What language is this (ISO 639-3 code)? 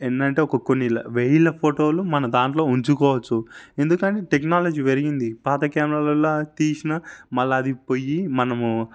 tel